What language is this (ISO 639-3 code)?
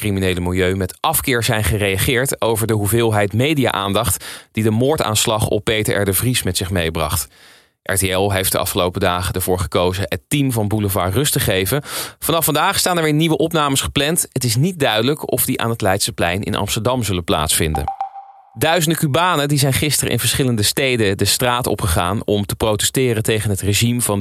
nld